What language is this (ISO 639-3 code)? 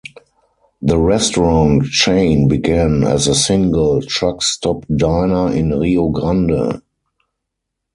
eng